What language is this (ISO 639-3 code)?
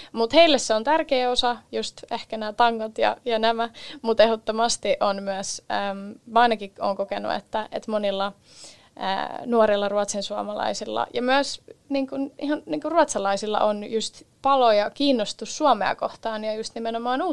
fin